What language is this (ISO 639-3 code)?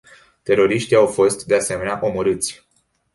ron